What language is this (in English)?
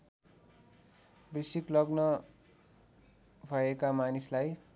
Nepali